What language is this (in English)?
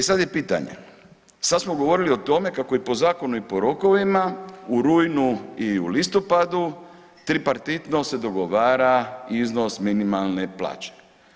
Croatian